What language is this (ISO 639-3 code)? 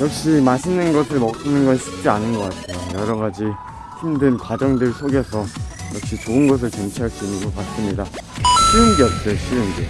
kor